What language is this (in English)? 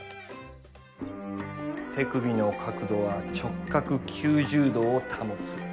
Japanese